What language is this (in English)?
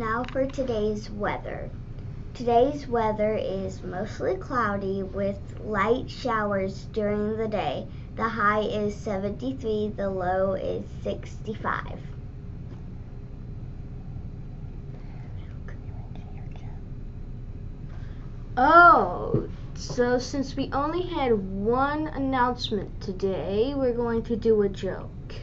English